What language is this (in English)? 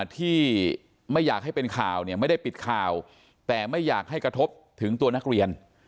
Thai